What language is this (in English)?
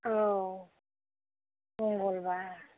Bodo